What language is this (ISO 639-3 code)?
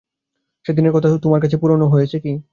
ben